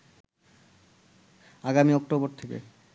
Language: Bangla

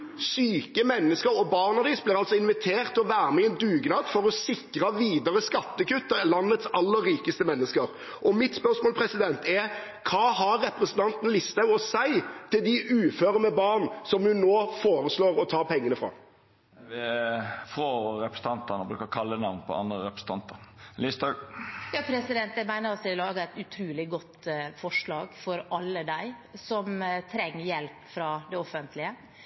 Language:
Norwegian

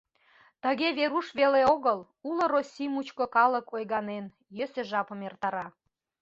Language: Mari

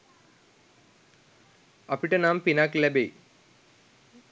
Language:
Sinhala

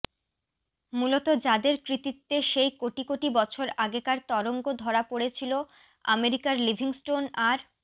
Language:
Bangla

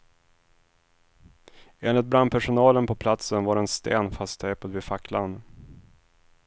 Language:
Swedish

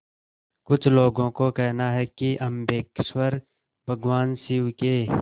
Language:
Hindi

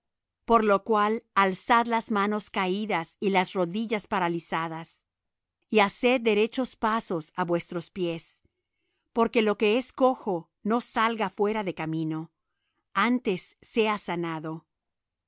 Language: Spanish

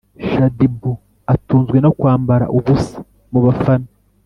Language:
Kinyarwanda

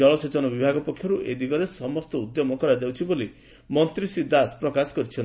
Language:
Odia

